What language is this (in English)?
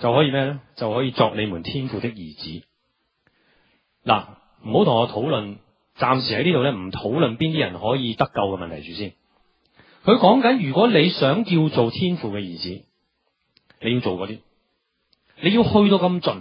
Chinese